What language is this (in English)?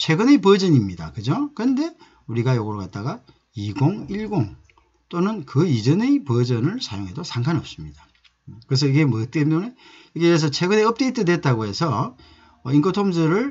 Korean